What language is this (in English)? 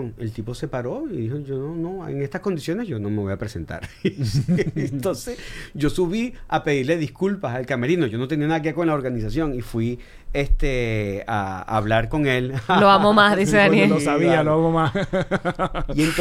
Spanish